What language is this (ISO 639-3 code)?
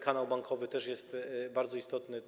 pol